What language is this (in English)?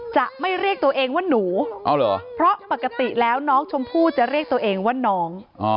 Thai